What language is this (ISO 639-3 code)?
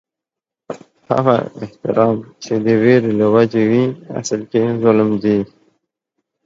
pus